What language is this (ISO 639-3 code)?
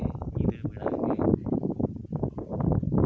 sat